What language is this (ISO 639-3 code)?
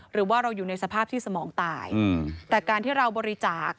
tha